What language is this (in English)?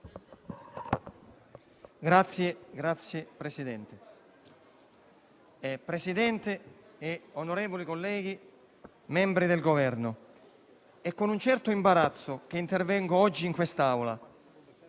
Italian